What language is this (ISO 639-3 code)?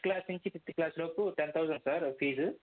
tel